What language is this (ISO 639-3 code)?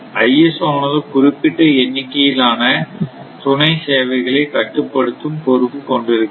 tam